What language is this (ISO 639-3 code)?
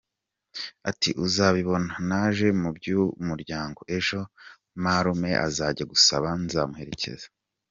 kin